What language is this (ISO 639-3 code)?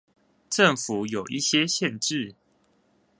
zho